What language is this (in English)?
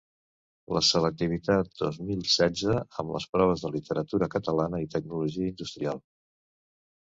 Catalan